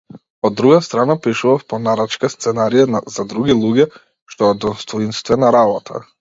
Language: Macedonian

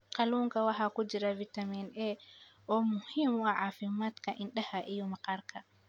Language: Somali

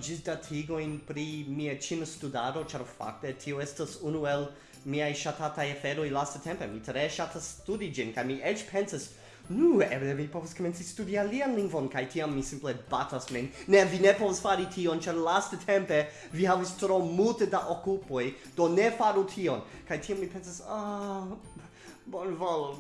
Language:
Esperanto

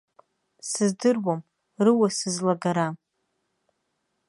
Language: Abkhazian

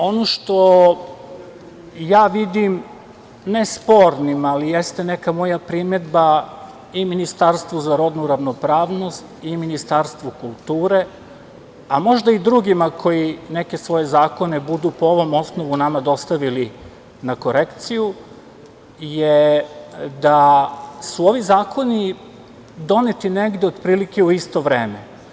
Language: Serbian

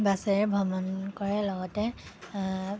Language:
Assamese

